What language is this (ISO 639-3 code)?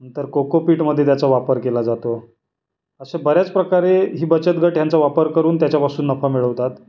mar